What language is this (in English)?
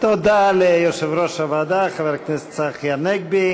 Hebrew